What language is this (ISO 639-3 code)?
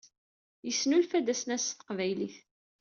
kab